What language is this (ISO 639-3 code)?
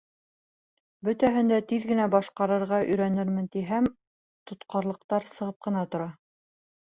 bak